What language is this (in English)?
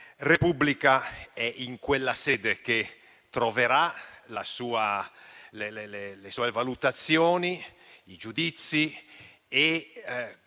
Italian